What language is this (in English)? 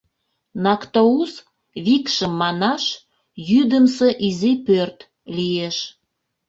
Mari